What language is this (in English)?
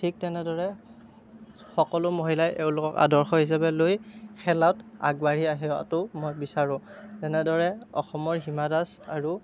Assamese